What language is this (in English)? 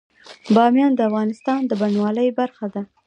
Pashto